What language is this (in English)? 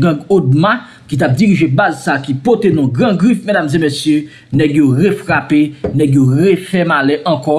French